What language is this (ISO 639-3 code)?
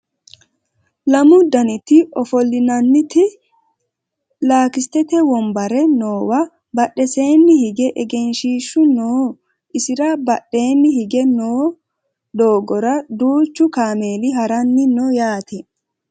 sid